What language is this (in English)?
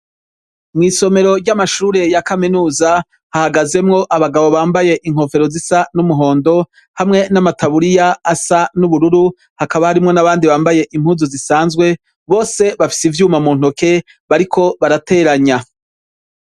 Rundi